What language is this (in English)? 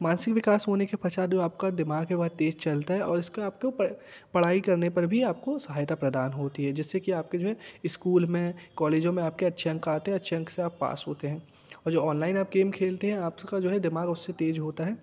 Hindi